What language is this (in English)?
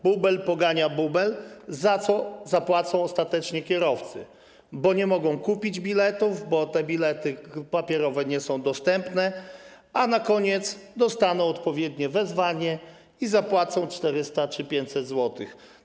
Polish